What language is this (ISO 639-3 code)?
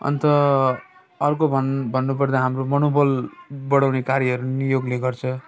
nep